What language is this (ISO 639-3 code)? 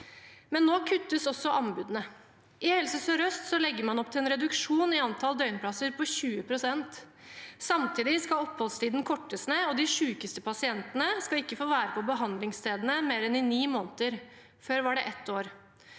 nor